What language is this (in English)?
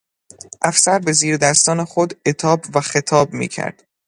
Persian